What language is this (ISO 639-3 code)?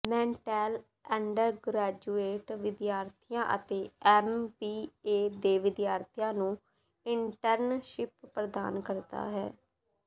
pan